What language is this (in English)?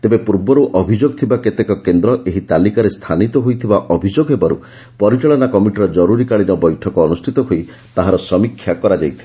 Odia